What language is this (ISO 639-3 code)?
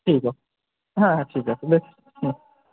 ben